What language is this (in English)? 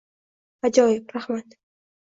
Uzbek